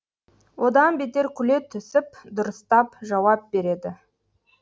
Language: Kazakh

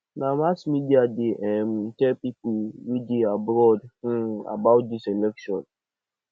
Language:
Nigerian Pidgin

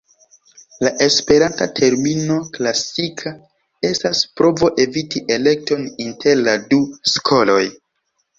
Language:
Esperanto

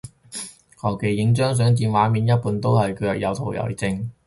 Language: Cantonese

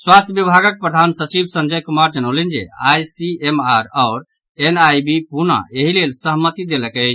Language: Maithili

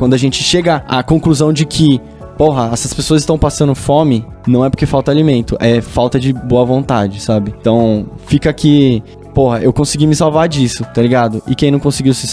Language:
Portuguese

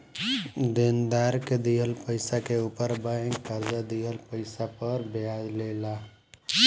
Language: Bhojpuri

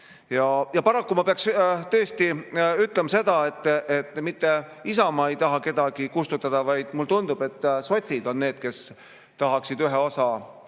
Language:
Estonian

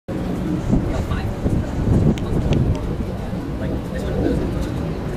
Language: Japanese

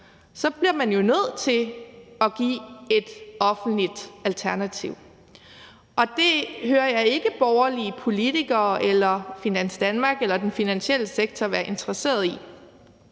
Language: Danish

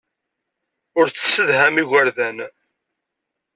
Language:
Kabyle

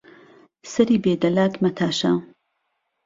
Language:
Central Kurdish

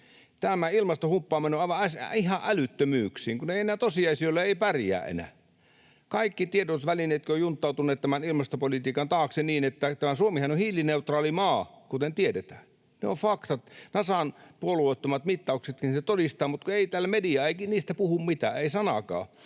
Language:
Finnish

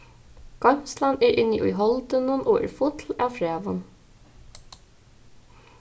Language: Faroese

